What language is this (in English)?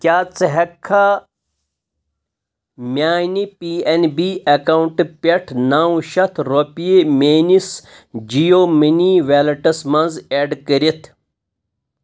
Kashmiri